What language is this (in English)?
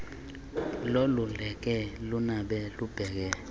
Xhosa